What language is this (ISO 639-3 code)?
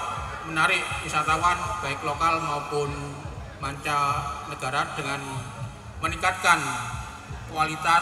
ind